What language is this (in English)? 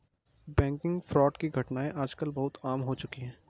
Hindi